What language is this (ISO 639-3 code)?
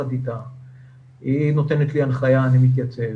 heb